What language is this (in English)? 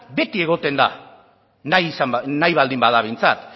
Basque